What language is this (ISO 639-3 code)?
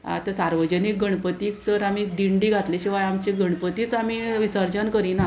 kok